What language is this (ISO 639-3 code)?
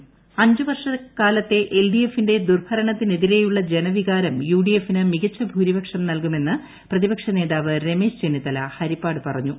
mal